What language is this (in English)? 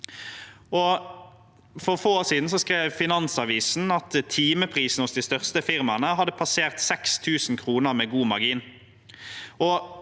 Norwegian